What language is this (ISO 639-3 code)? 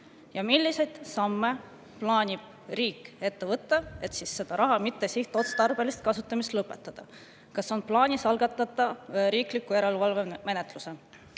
est